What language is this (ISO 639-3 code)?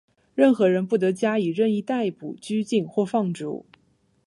zho